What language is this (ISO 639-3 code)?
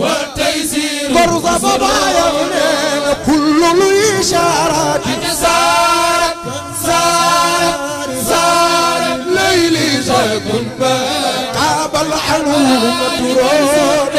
ara